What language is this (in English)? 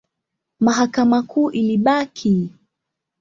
Swahili